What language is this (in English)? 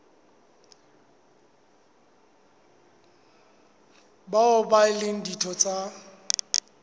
Southern Sotho